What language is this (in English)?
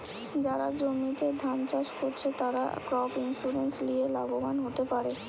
Bangla